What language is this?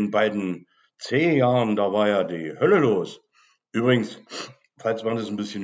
German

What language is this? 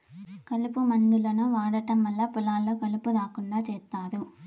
Telugu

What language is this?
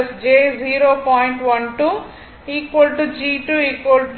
Tamil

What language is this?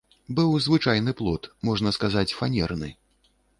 Belarusian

